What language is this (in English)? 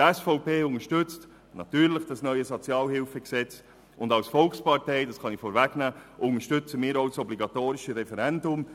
Swiss German